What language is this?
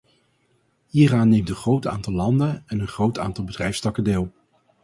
Dutch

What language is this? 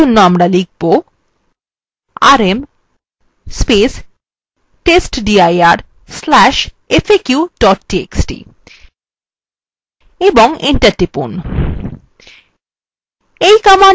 Bangla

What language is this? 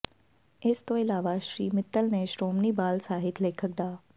Punjabi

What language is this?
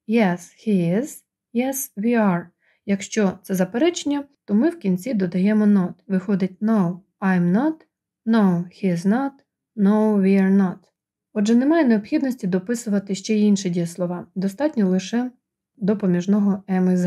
Ukrainian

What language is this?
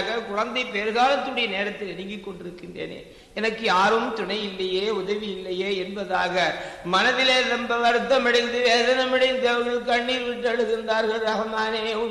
Tamil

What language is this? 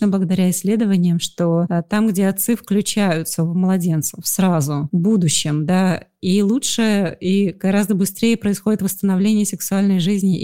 Russian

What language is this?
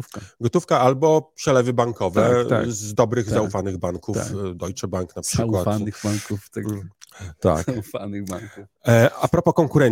Polish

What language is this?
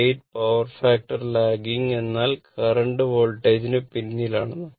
Malayalam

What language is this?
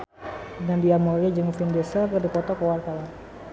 Sundanese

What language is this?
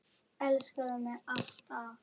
Icelandic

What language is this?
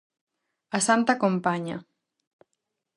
Galician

